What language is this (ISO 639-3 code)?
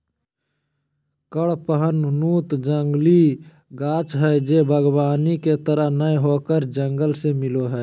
mag